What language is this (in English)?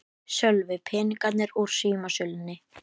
Icelandic